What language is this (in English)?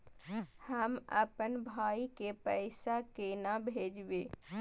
Maithili